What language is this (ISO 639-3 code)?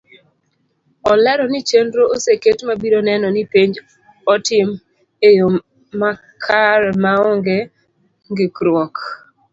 luo